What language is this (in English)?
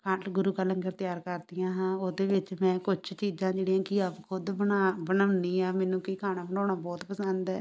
Punjabi